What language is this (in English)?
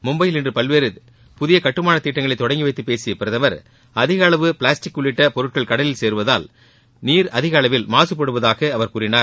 Tamil